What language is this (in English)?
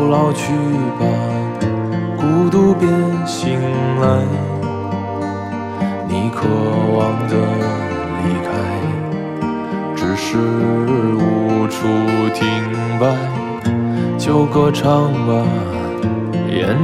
Chinese